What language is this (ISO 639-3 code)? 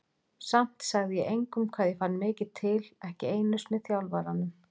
isl